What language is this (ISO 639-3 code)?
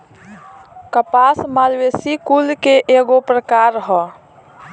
bho